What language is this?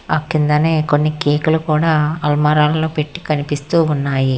Telugu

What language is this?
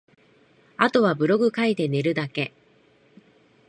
Japanese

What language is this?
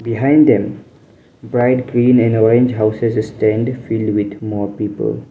English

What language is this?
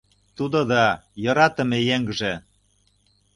Mari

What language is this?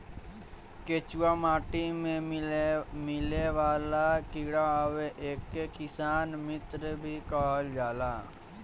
Bhojpuri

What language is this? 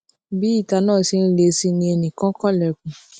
Yoruba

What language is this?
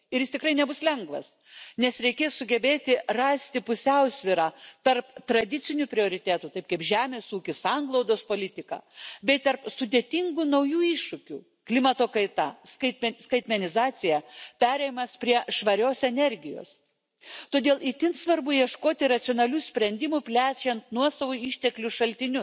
Lithuanian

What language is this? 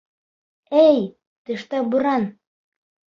Bashkir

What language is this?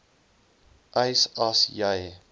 Afrikaans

